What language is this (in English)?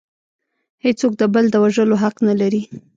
Pashto